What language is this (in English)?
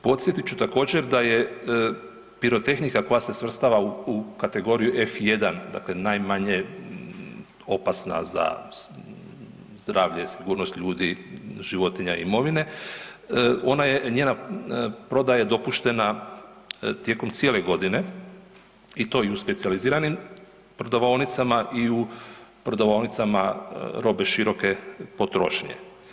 Croatian